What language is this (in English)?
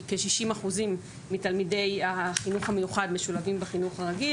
Hebrew